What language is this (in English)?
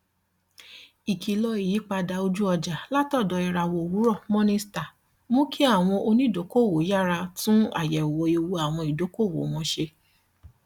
Yoruba